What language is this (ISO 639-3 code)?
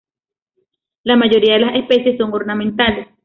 spa